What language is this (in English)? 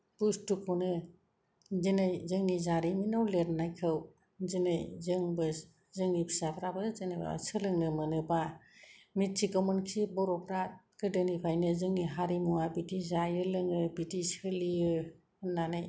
Bodo